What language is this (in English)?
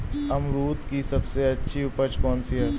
Hindi